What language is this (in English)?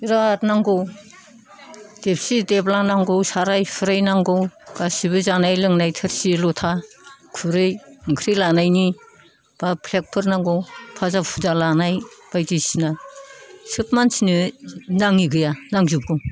Bodo